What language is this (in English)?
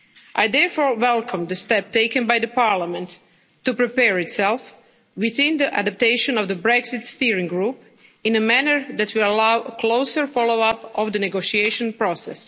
English